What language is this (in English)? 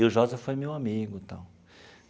Portuguese